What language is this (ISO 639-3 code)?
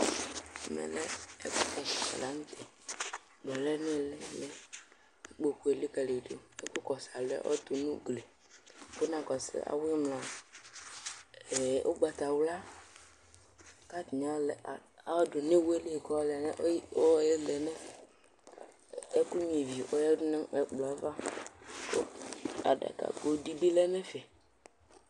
kpo